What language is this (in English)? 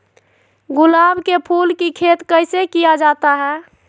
Magahi